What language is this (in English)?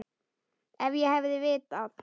Icelandic